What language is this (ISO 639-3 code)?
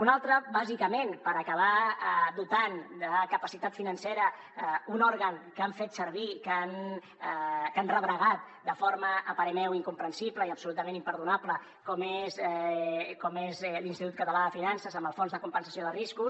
cat